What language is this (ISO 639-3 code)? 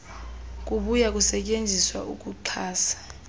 xho